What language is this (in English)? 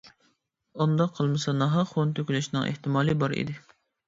Uyghur